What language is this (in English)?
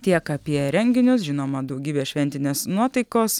Lithuanian